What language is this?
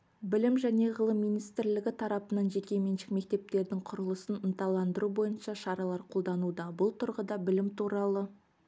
Kazakh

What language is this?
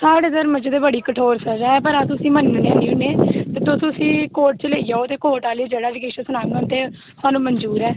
Dogri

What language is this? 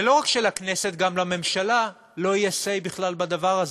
Hebrew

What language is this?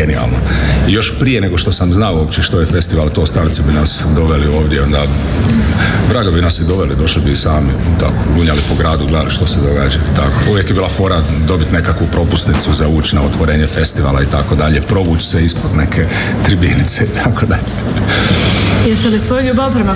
Croatian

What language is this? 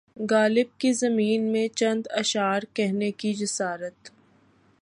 Urdu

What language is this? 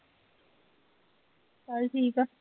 Punjabi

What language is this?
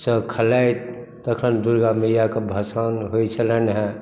Maithili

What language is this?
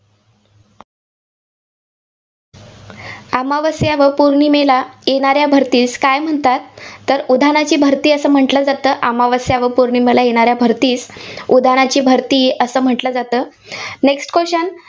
Marathi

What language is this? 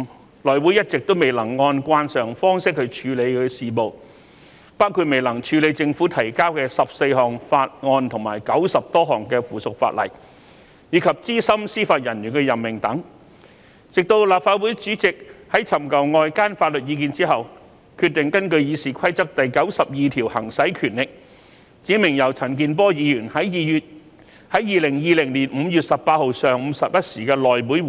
Cantonese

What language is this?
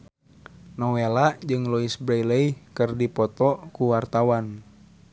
Sundanese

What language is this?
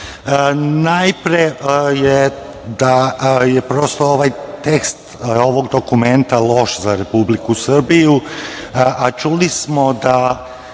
Serbian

